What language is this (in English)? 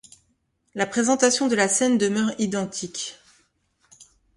French